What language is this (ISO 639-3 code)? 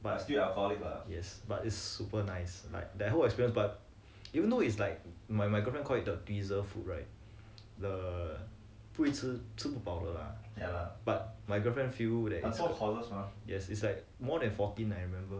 eng